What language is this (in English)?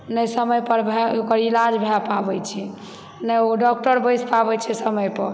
Maithili